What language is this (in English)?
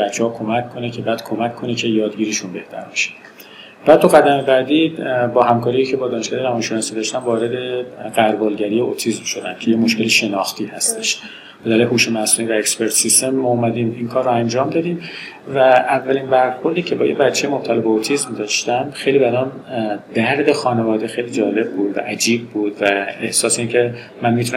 Persian